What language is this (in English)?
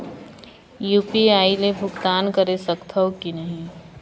Chhattisgarhi